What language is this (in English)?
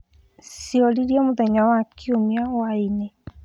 Kikuyu